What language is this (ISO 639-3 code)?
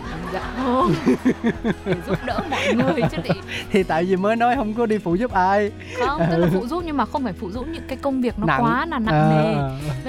vie